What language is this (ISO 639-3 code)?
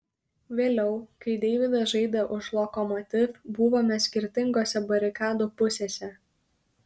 lit